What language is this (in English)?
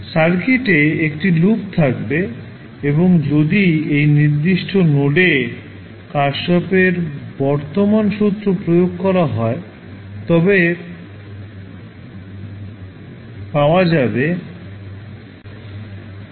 Bangla